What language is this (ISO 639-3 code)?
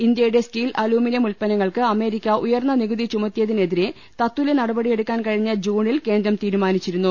mal